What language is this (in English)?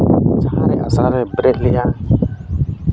Santali